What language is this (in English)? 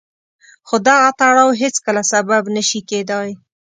Pashto